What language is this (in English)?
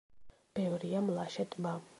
Georgian